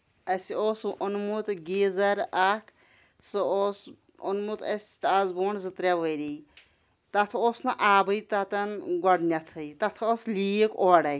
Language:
Kashmiri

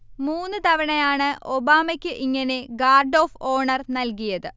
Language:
Malayalam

